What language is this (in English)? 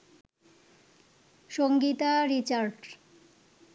Bangla